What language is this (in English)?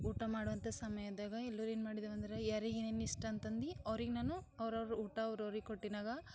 Kannada